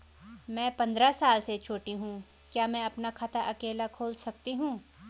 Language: Hindi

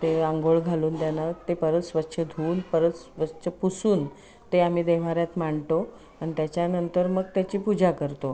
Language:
Marathi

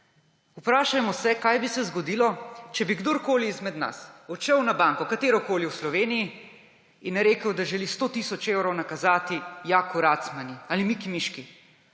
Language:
Slovenian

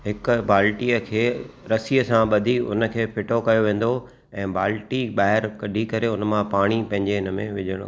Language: Sindhi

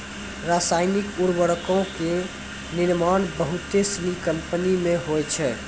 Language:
Maithili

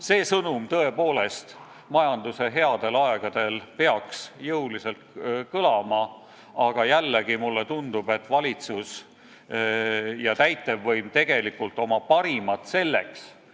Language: Estonian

